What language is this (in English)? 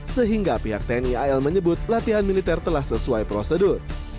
Indonesian